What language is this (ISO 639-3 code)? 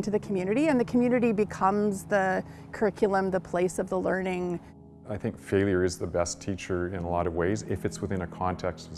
eng